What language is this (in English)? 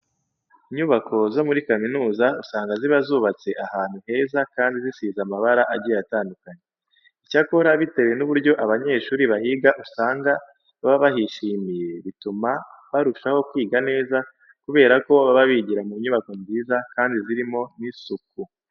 Kinyarwanda